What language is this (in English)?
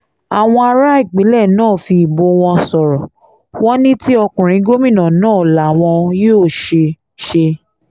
Yoruba